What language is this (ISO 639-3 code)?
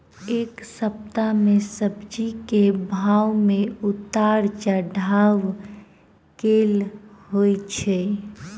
mai